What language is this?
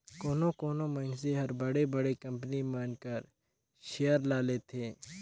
Chhattisgarhi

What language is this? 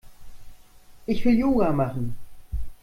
German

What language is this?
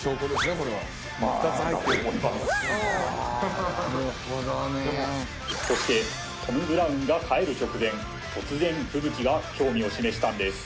Japanese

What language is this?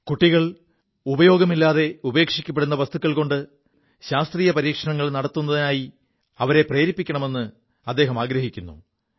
Malayalam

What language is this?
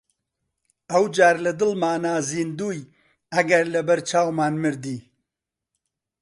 Central Kurdish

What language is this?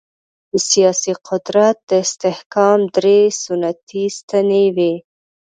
Pashto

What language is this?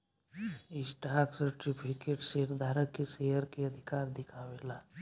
Bhojpuri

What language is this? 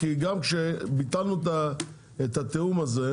Hebrew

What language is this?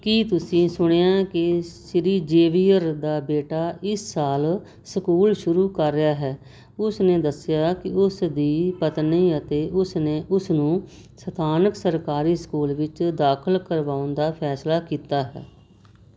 Punjabi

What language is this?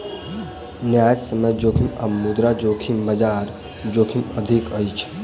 Maithili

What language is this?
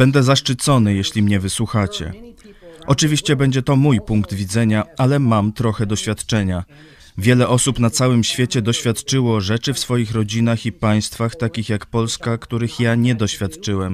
Polish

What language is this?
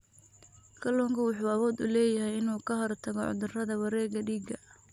Somali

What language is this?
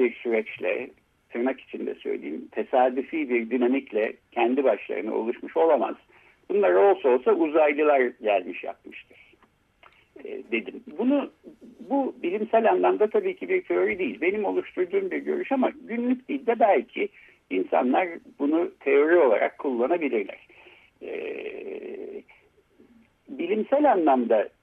Turkish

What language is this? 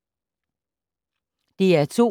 Danish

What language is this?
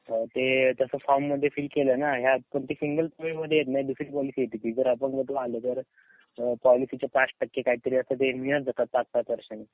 Marathi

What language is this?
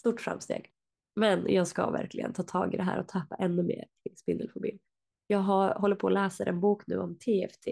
Swedish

